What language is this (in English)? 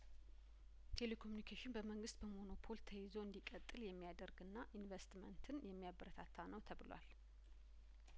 Amharic